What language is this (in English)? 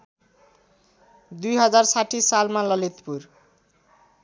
Nepali